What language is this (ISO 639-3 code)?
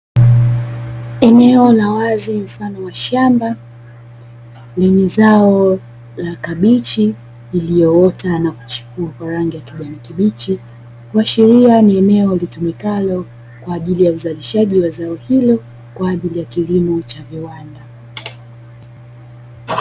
swa